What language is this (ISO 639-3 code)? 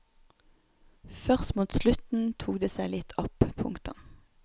nor